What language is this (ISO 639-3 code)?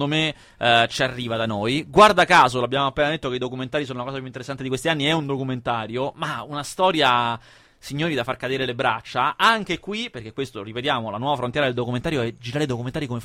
ita